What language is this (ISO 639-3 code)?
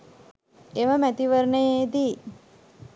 sin